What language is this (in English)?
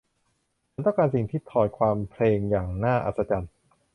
Thai